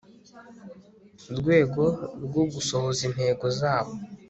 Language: Kinyarwanda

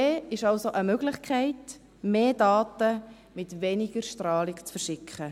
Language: Swiss German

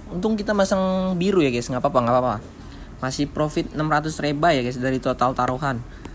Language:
Indonesian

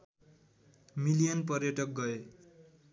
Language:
Nepali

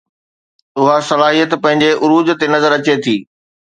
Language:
Sindhi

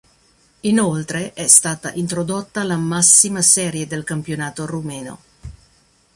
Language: Italian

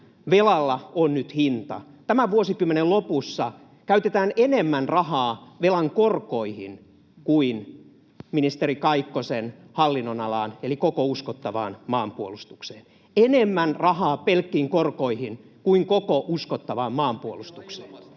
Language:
Finnish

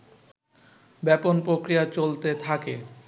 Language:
Bangla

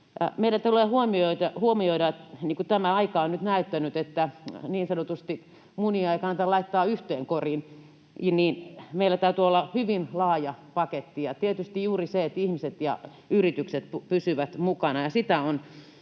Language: Finnish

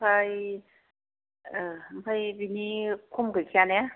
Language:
Bodo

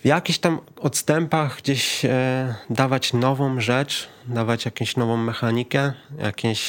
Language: Polish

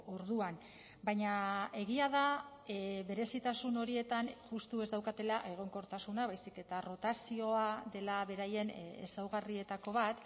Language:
Basque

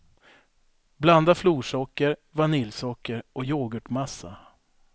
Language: Swedish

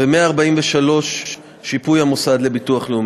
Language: Hebrew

